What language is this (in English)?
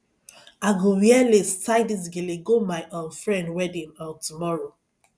Nigerian Pidgin